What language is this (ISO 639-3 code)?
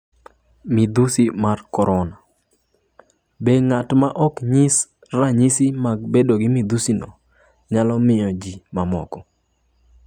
luo